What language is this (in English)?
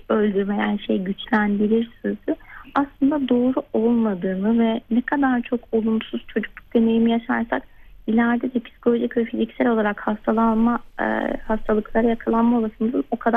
Turkish